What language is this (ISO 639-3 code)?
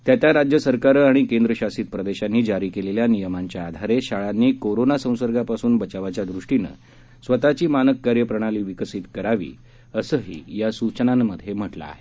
mar